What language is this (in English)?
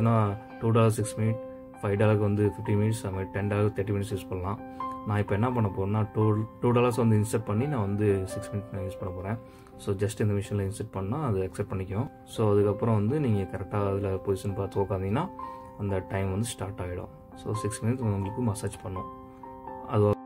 Japanese